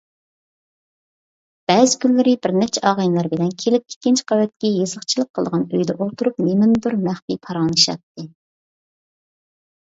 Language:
Uyghur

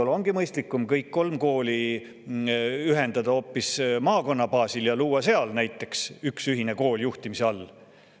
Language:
Estonian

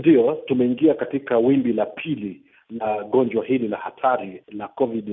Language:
Swahili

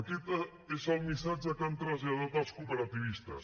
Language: Catalan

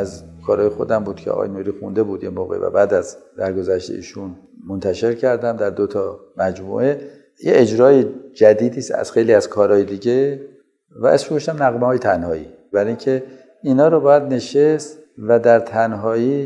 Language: Persian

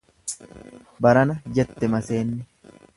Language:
Oromo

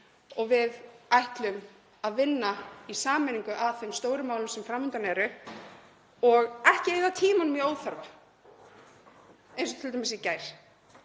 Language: Icelandic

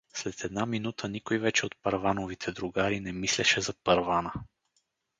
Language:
Bulgarian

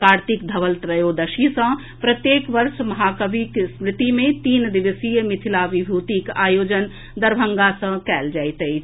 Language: Maithili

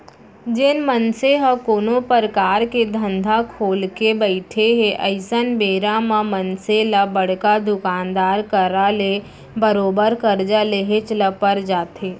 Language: Chhattisgarhi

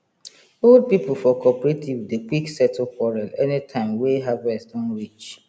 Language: Nigerian Pidgin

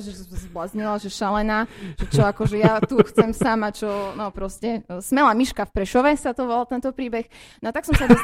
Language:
Slovak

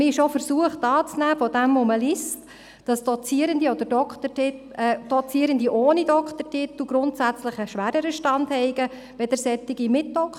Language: Swiss German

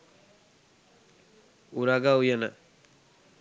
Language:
Sinhala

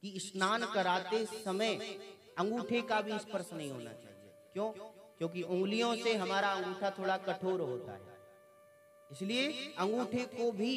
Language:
Hindi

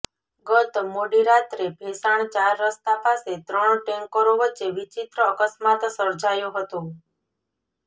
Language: Gujarati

